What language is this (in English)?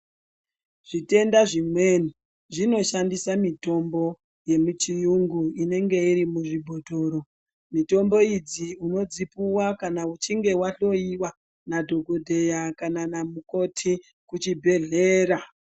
Ndau